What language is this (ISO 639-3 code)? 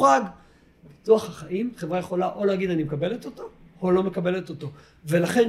heb